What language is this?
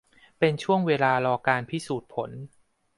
Thai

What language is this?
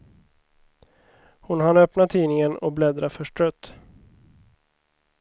Swedish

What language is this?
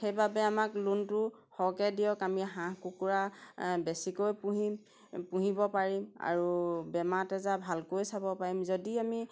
Assamese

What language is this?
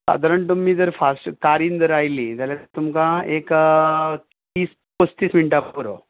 Konkani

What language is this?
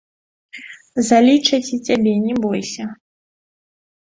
Belarusian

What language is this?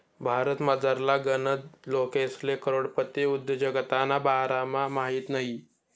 Marathi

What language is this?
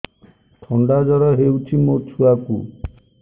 Odia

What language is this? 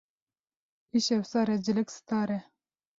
Kurdish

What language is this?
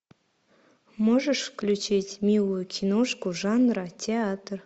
Russian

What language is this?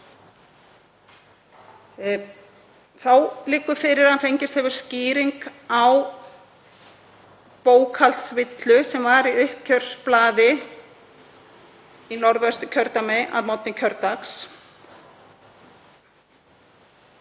Icelandic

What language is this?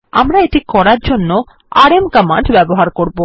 Bangla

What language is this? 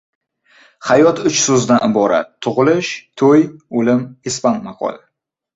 Uzbek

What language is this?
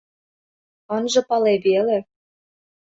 Mari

